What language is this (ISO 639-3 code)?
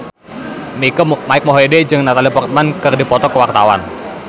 sun